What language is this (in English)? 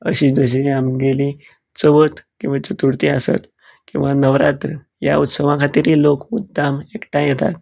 Konkani